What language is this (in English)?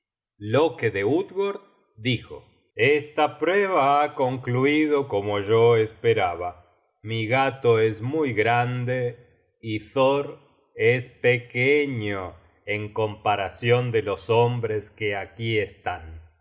Spanish